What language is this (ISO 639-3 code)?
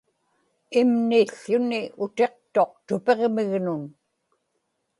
ipk